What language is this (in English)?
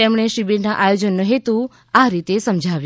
Gujarati